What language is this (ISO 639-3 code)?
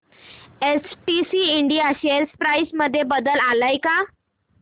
mar